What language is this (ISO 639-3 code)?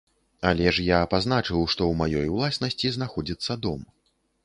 bel